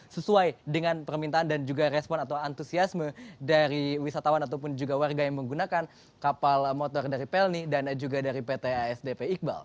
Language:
Indonesian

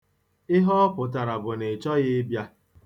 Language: Igbo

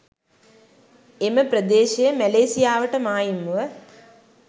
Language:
Sinhala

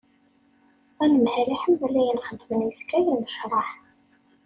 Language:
Kabyle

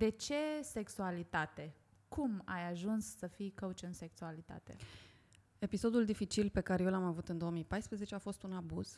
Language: Romanian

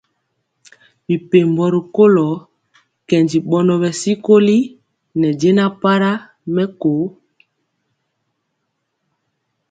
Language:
Mpiemo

